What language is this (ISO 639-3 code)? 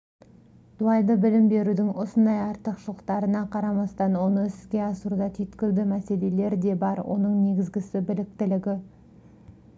kaz